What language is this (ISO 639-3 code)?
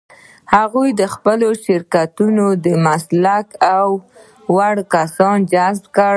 pus